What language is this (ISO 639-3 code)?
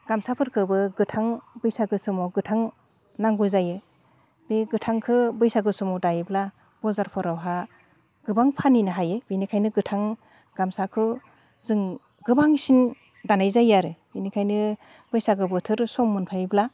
brx